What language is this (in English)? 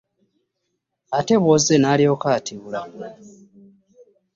Ganda